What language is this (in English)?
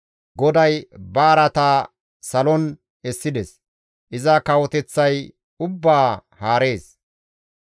Gamo